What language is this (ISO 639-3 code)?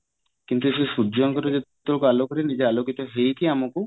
ori